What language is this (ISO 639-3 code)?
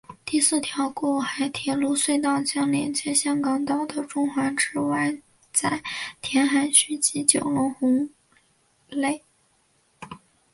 zho